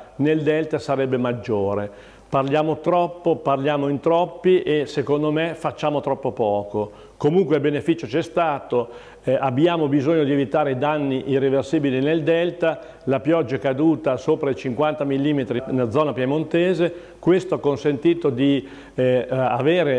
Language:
Italian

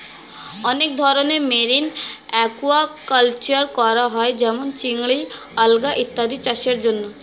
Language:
Bangla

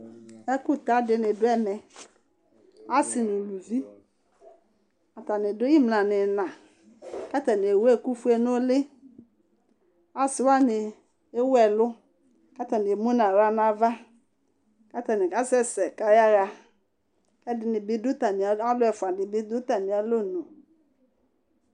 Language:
Ikposo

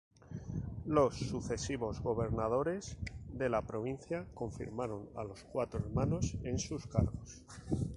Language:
Spanish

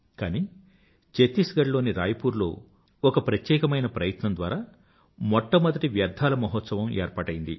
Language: Telugu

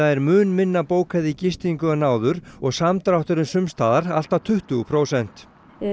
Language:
Icelandic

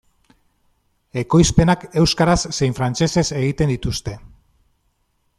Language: Basque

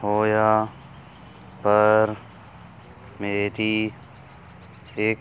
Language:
Punjabi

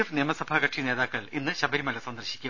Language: Malayalam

